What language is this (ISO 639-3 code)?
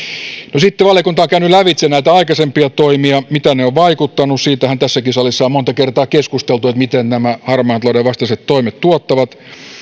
fin